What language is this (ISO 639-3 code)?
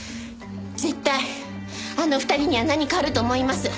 jpn